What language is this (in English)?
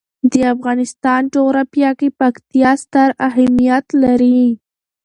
Pashto